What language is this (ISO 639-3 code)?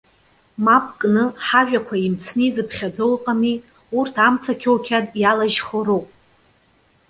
abk